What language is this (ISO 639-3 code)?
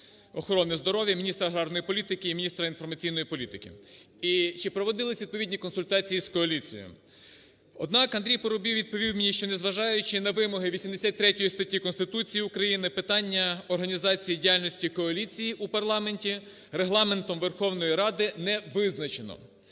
ukr